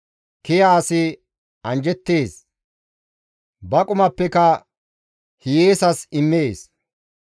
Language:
Gamo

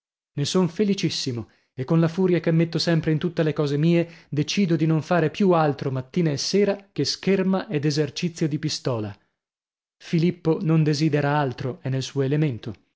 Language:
Italian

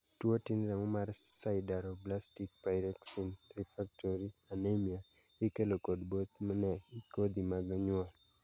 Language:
Luo (Kenya and Tanzania)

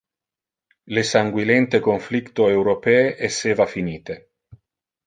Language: Interlingua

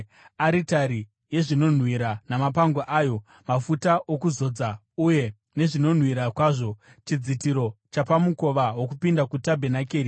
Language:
Shona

